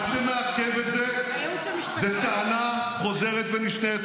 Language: Hebrew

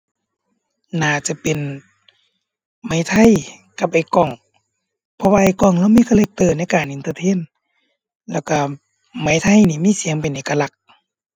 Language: Thai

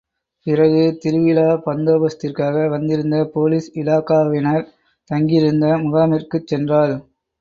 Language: Tamil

